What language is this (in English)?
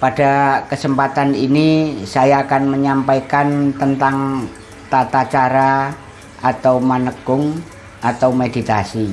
Indonesian